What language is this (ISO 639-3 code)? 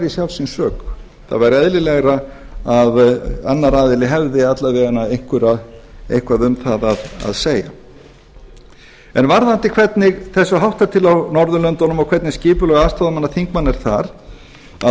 isl